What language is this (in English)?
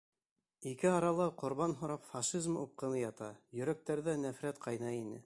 Bashkir